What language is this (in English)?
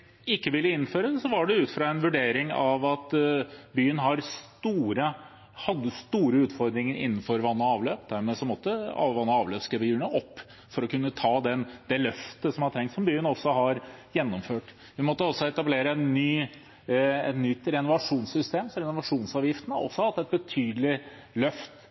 Norwegian Bokmål